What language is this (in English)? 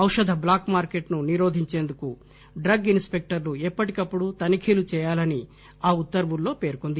Telugu